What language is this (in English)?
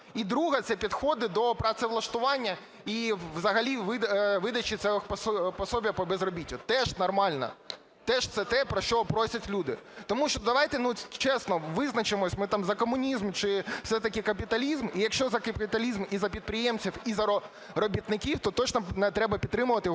Ukrainian